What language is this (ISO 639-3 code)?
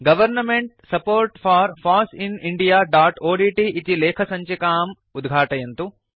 san